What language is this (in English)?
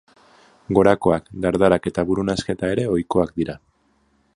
Basque